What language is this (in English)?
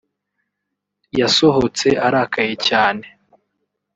Kinyarwanda